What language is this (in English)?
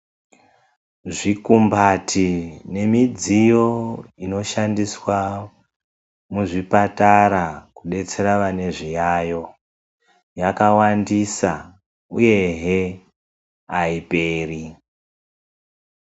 Ndau